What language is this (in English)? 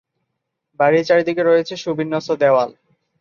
Bangla